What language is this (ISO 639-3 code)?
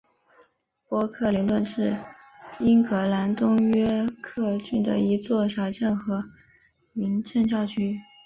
zho